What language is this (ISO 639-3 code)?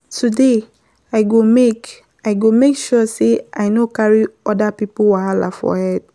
pcm